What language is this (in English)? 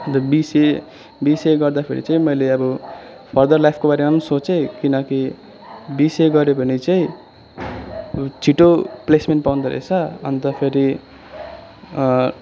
Nepali